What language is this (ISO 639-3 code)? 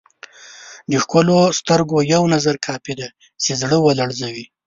pus